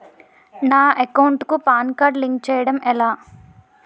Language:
Telugu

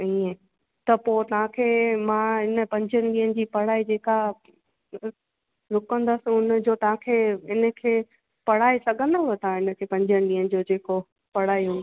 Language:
Sindhi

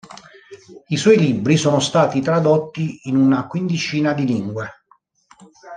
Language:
Italian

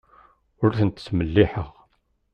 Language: Kabyle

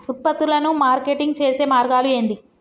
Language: Telugu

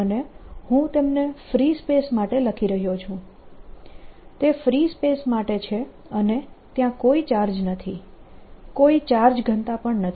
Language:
Gujarati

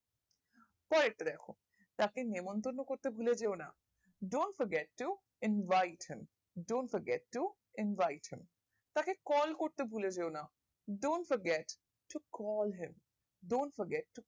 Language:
Bangla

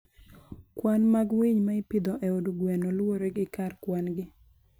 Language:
Luo (Kenya and Tanzania)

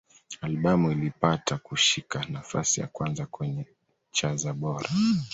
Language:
Swahili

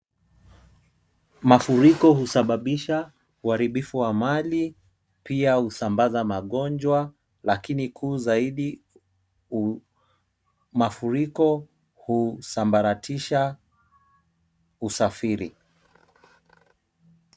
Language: Swahili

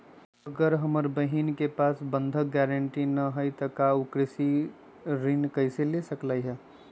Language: Magahi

